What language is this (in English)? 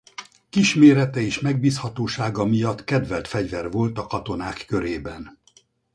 Hungarian